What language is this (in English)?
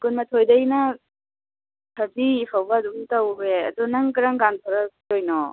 Manipuri